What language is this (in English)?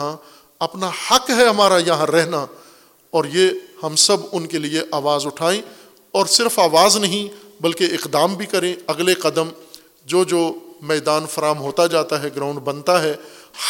Urdu